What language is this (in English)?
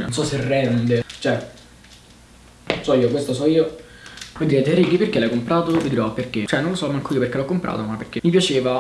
Italian